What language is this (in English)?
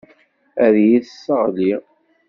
Kabyle